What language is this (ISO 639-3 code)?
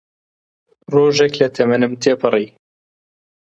ckb